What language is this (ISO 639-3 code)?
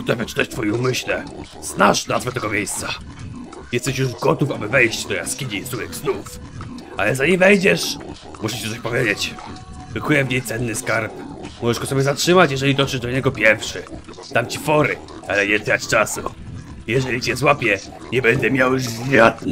pol